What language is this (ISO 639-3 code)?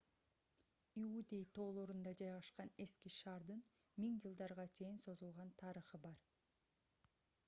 kir